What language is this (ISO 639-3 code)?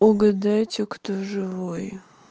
rus